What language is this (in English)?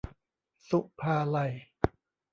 Thai